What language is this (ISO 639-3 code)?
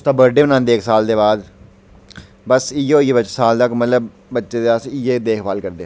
doi